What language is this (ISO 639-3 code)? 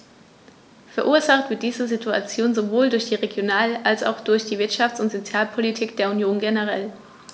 deu